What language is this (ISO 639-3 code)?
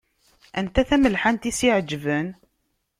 kab